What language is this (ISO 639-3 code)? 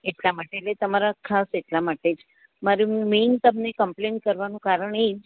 guj